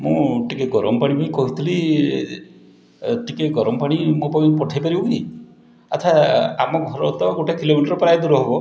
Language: Odia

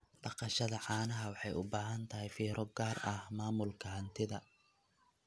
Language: Somali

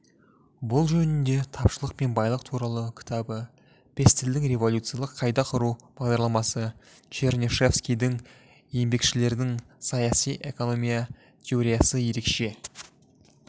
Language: Kazakh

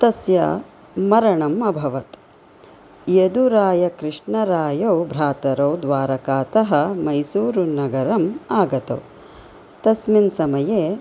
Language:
Sanskrit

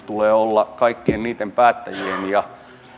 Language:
Finnish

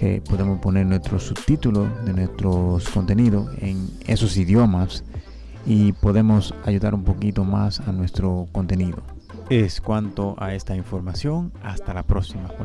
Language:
Spanish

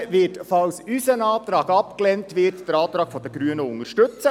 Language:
Swiss German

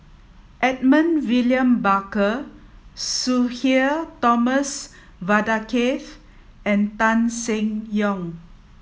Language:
English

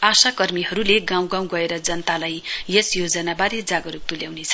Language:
Nepali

